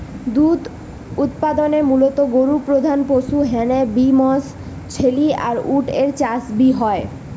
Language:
Bangla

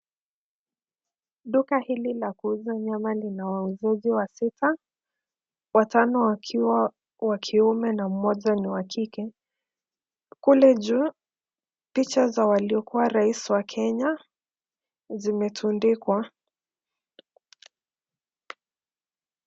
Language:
Swahili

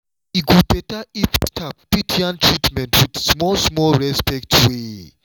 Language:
Nigerian Pidgin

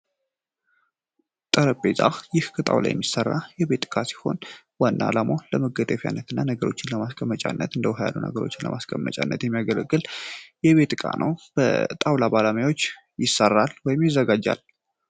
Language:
Amharic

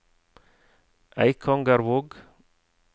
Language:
Norwegian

